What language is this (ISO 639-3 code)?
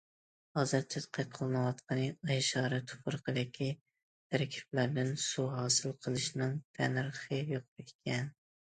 uig